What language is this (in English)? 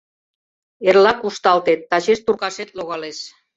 Mari